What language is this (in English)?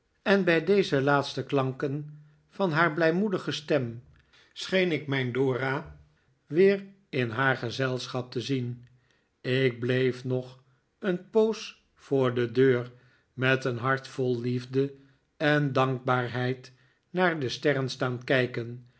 Dutch